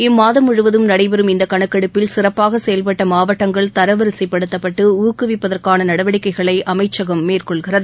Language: Tamil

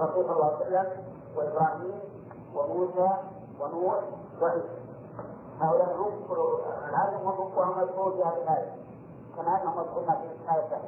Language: Arabic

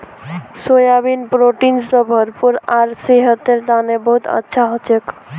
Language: Magahi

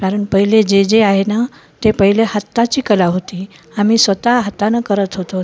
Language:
Marathi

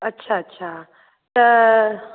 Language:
Sindhi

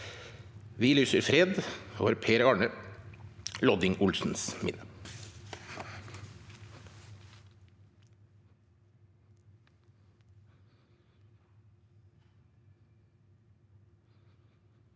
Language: Norwegian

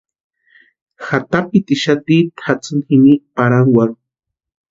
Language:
Western Highland Purepecha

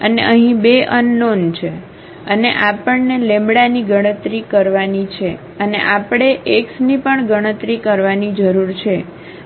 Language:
Gujarati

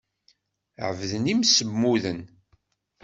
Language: Kabyle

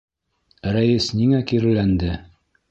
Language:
Bashkir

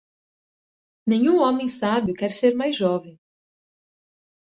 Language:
Portuguese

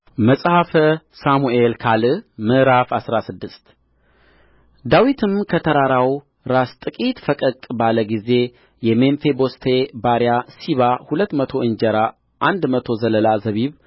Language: Amharic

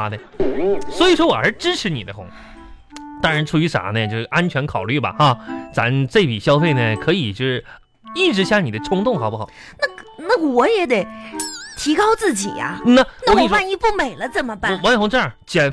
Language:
Chinese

